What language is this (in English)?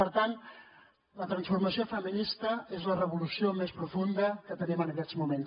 Catalan